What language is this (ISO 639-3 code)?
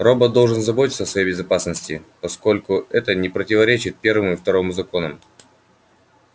rus